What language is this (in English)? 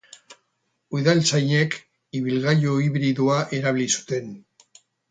Basque